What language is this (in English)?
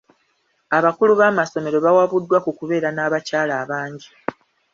Ganda